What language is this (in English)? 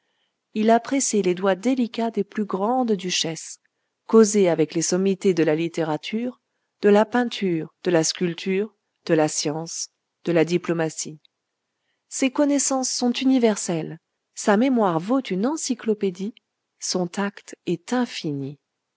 French